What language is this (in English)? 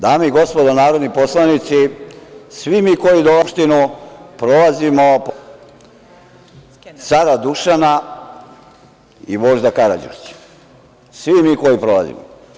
Serbian